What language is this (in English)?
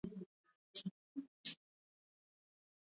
Swahili